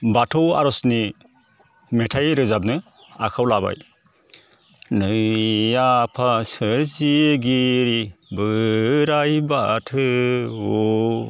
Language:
Bodo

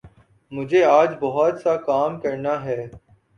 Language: Urdu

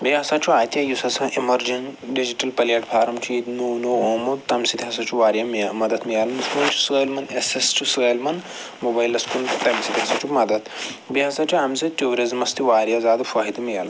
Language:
Kashmiri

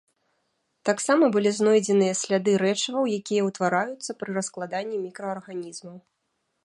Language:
Belarusian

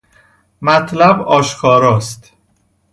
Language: Persian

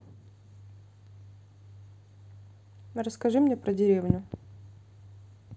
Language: Russian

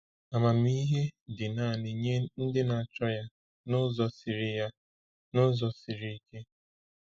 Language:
Igbo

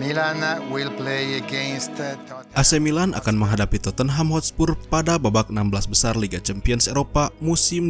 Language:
Indonesian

